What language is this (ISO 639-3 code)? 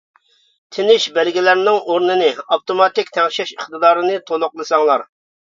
uig